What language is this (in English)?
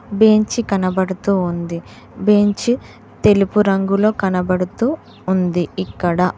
Telugu